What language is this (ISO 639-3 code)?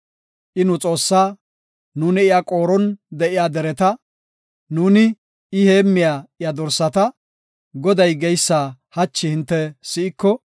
gof